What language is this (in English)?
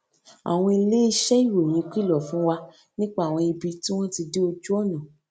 Yoruba